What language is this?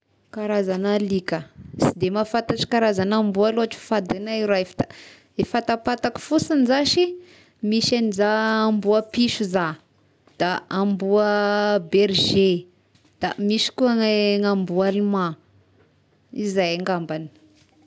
Tesaka Malagasy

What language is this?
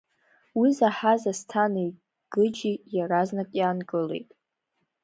Abkhazian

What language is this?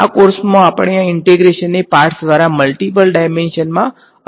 Gujarati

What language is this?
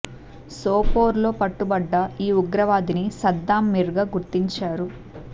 Telugu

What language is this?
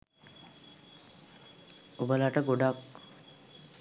Sinhala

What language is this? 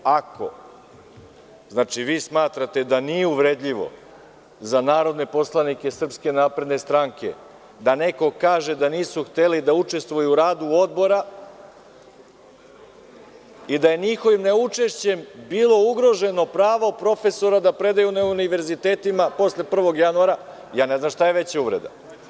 Serbian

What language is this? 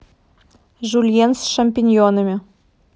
Russian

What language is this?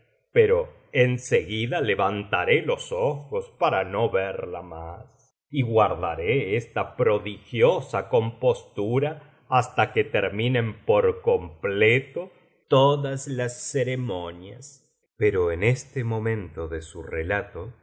Spanish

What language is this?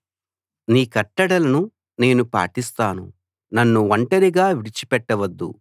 Telugu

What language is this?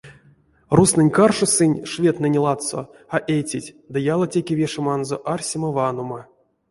Erzya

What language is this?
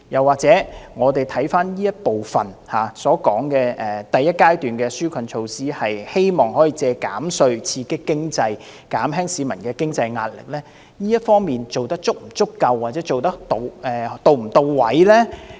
Cantonese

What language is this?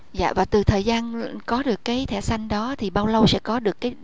Vietnamese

